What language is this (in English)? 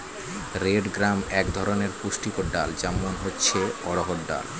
Bangla